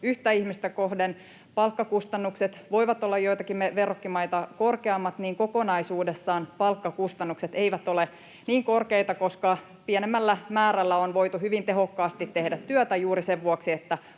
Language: Finnish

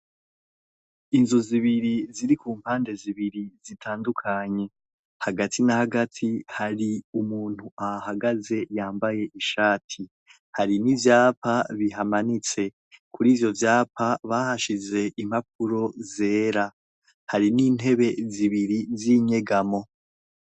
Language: Rundi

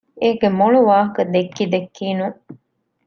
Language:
Divehi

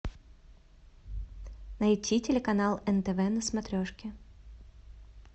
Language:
Russian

